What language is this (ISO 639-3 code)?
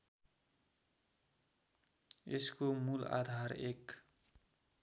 nep